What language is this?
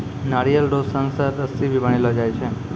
Maithili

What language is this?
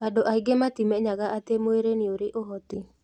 Kikuyu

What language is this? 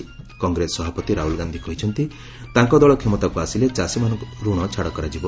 Odia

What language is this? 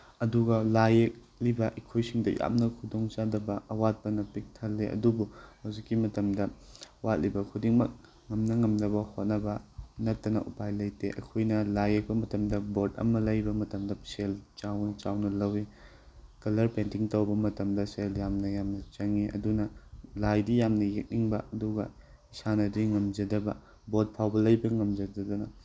Manipuri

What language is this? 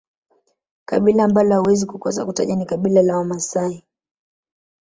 Swahili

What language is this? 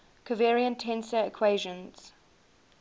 English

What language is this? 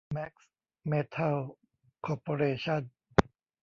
Thai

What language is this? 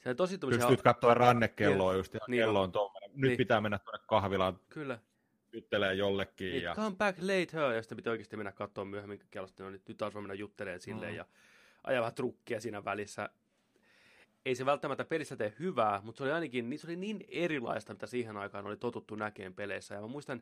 Finnish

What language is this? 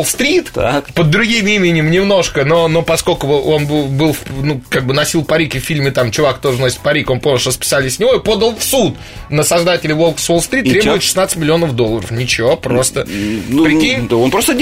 Russian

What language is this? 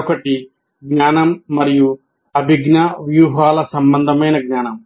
Telugu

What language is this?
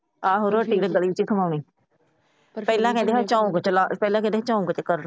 Punjabi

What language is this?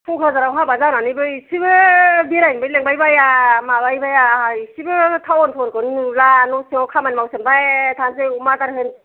Bodo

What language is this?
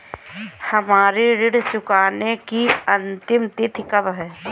Hindi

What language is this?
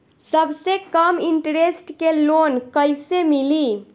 Bhojpuri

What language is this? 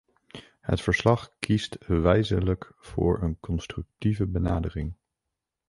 Dutch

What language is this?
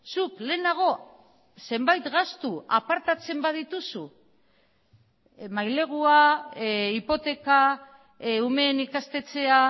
Basque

